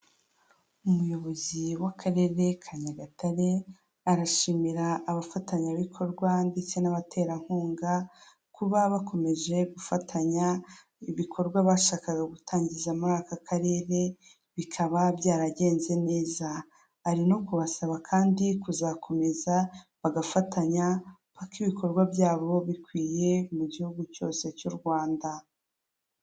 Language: Kinyarwanda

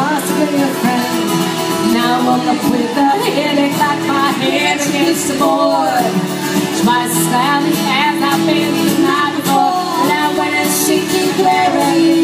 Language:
English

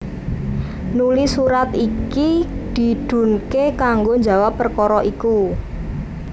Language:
Javanese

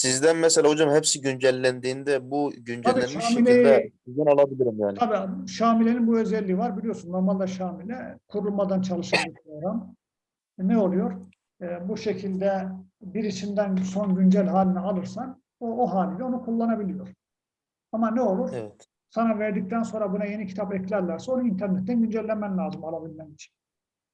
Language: Turkish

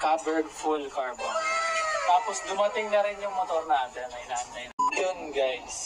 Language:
Filipino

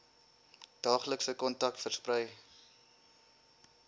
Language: Afrikaans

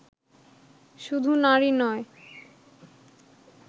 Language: Bangla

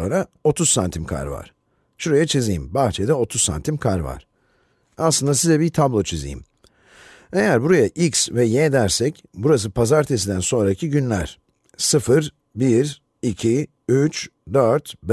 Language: Turkish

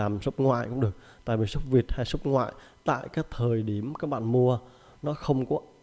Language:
Vietnamese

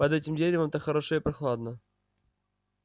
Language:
Russian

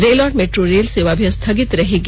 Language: Hindi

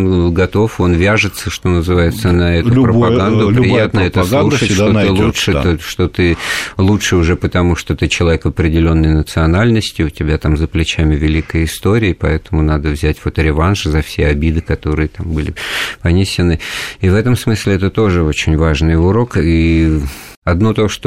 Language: Russian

